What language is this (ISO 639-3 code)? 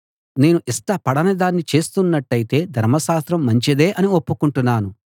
tel